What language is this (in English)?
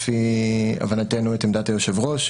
Hebrew